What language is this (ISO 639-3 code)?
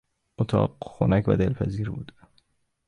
fas